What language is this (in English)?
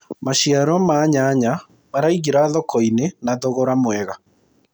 Kikuyu